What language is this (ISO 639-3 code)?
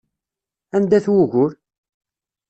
kab